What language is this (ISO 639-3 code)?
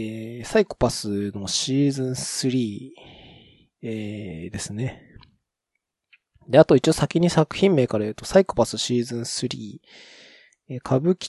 jpn